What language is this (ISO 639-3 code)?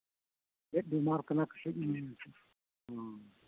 sat